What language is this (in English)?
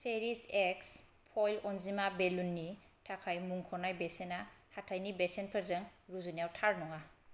Bodo